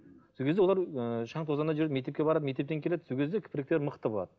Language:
Kazakh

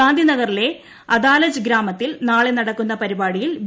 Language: Malayalam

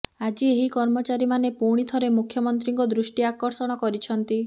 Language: Odia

